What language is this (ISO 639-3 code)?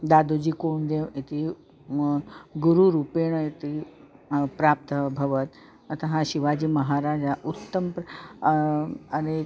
san